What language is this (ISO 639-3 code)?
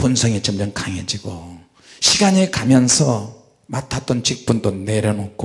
kor